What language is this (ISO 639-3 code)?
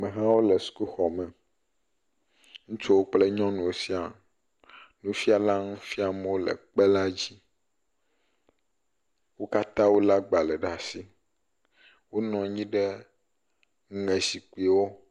ewe